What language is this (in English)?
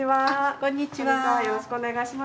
Japanese